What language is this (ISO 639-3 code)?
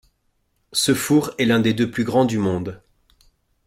fra